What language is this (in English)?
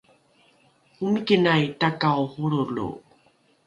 Rukai